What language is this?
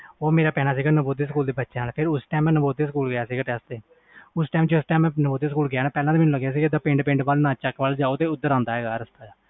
Punjabi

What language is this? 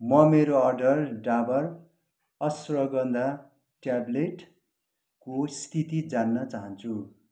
Nepali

